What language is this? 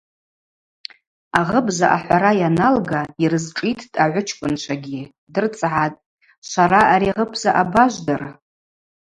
Abaza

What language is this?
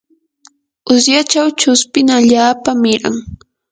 Yanahuanca Pasco Quechua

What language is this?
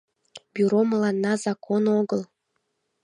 Mari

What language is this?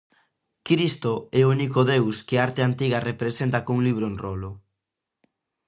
Galician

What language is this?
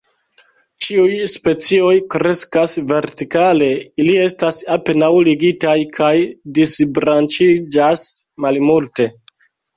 Esperanto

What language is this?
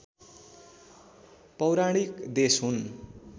Nepali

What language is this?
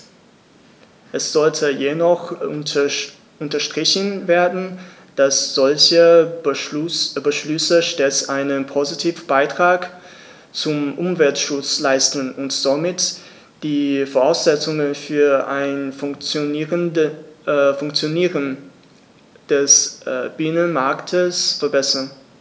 German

